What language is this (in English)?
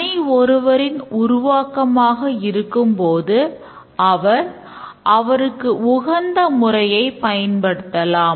Tamil